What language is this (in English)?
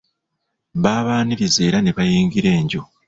Ganda